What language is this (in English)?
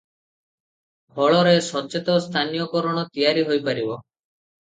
Odia